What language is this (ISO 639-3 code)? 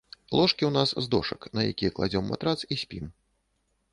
bel